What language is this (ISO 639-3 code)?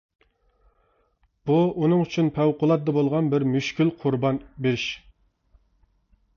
uig